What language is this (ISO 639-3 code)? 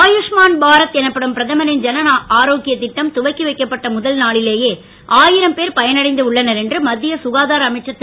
tam